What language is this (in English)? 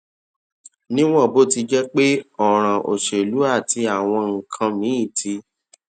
Yoruba